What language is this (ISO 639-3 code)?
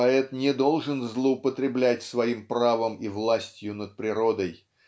rus